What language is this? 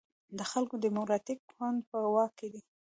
Pashto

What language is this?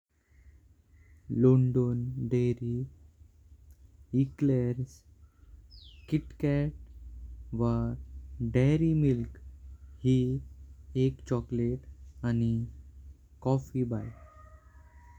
Konkani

